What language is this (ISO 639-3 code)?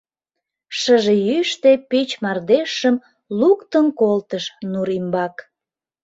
chm